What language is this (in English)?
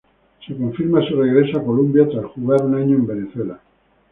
Spanish